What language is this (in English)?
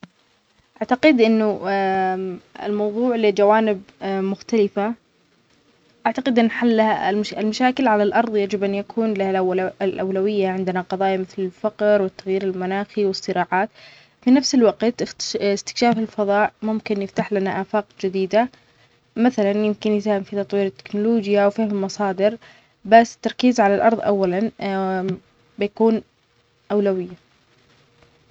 Omani Arabic